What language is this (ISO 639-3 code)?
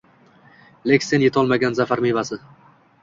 uzb